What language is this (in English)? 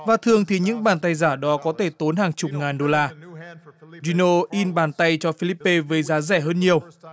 Vietnamese